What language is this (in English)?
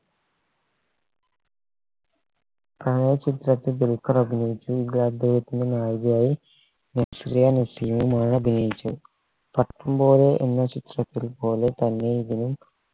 Malayalam